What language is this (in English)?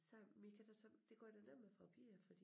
Danish